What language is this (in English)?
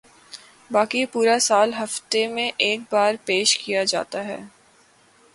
Urdu